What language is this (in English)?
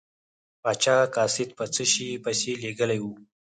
Pashto